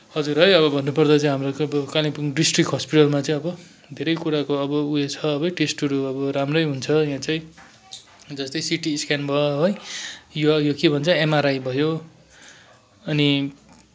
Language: Nepali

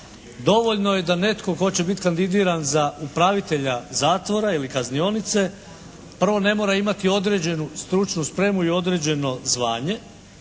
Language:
Croatian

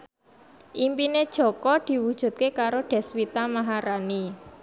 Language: Javanese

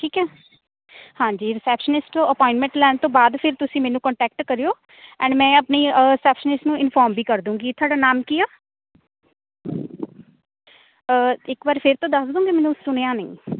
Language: Punjabi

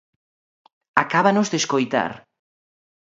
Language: Galician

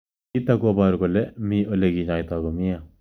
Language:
Kalenjin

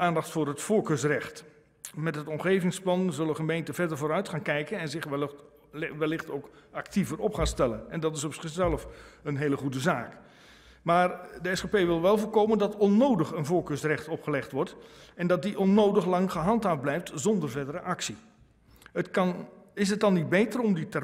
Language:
Dutch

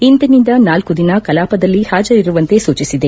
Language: Kannada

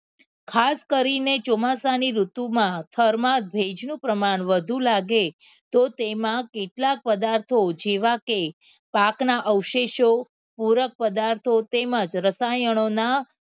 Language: Gujarati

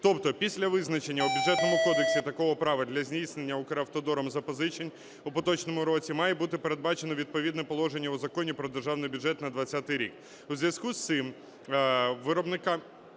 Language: Ukrainian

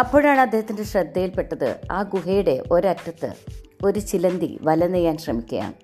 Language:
Malayalam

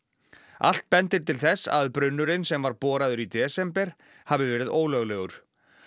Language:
Icelandic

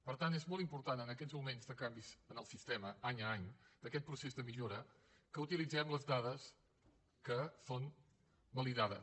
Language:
Catalan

